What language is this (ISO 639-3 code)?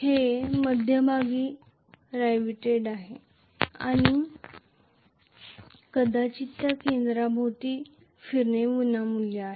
mar